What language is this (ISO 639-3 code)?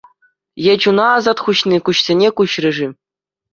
chv